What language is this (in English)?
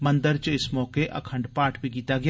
Dogri